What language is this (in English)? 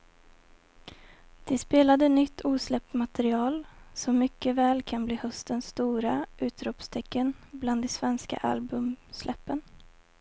Swedish